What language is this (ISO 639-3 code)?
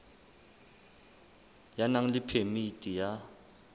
sot